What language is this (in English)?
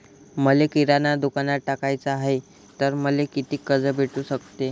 Marathi